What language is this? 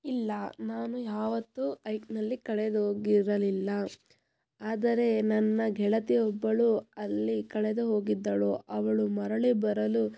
Kannada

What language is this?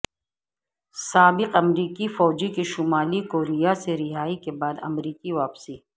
Urdu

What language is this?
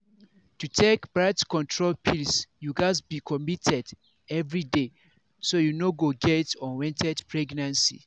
Nigerian Pidgin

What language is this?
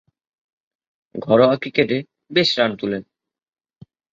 Bangla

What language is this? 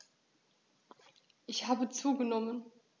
German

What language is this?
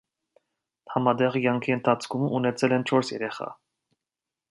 Armenian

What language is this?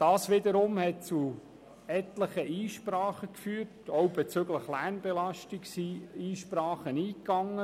Swiss German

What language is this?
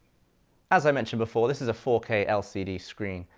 English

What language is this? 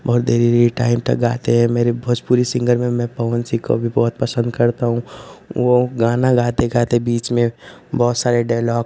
Hindi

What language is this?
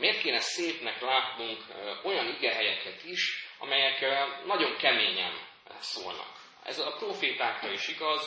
Hungarian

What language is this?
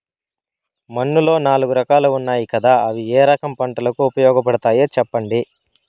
Telugu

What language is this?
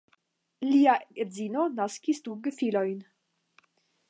Esperanto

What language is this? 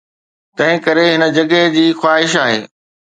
Sindhi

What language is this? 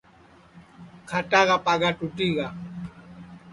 Sansi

